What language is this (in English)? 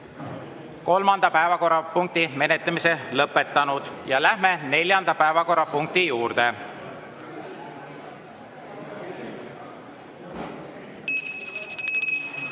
Estonian